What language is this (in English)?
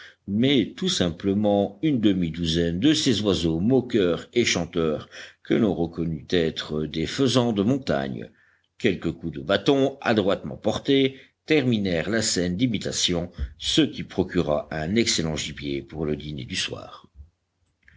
French